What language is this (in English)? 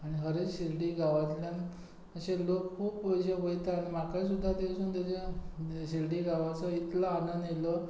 Konkani